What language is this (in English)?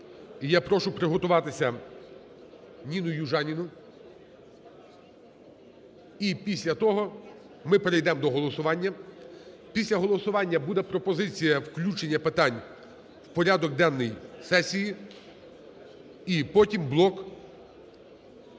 Ukrainian